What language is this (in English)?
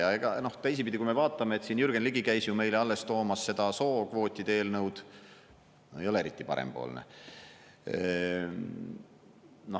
Estonian